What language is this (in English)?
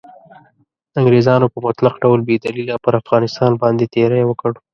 Pashto